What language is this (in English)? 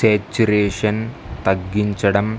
Telugu